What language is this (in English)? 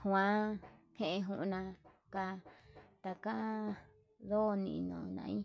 Yutanduchi Mixtec